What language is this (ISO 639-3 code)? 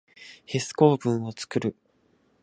jpn